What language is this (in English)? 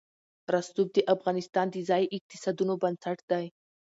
Pashto